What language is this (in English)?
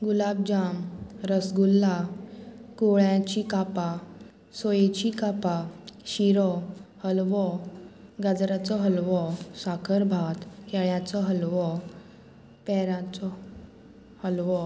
Konkani